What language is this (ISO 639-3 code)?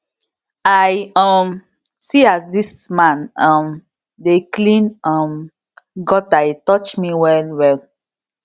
pcm